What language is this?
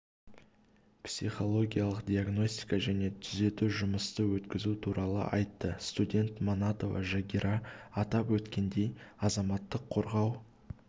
Kazakh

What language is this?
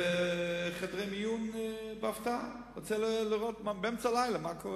Hebrew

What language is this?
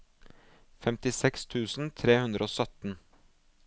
Norwegian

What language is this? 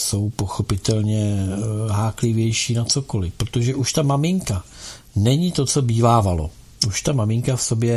Czech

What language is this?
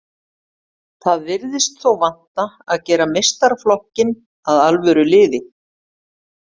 Icelandic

